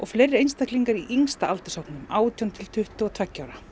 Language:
Icelandic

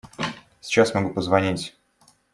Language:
Russian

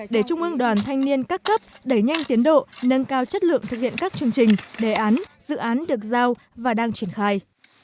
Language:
Vietnamese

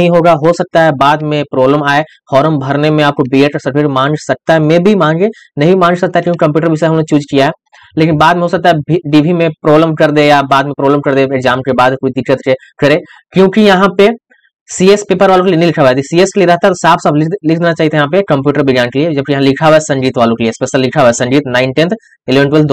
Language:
Hindi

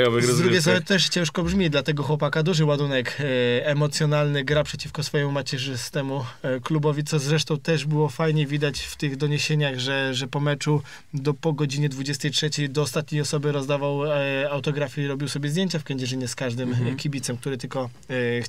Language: Polish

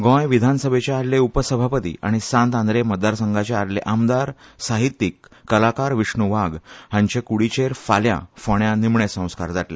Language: Konkani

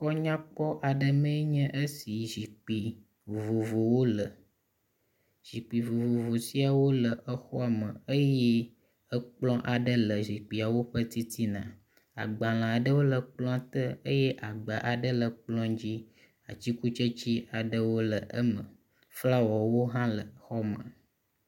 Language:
Ewe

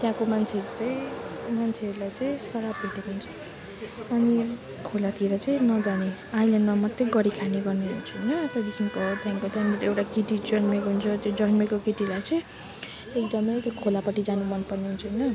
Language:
Nepali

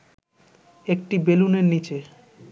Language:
Bangla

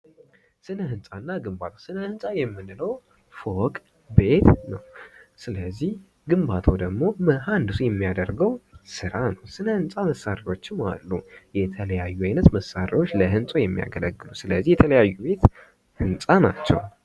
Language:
Amharic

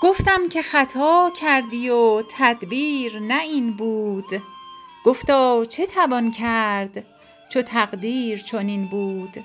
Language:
Persian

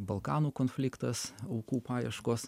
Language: Lithuanian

